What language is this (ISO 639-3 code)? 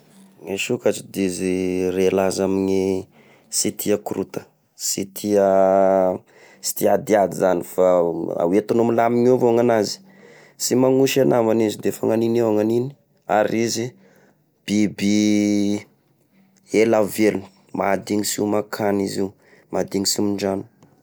tkg